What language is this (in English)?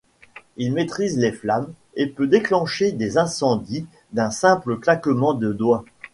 French